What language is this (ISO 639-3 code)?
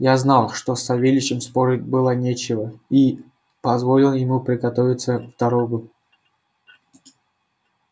rus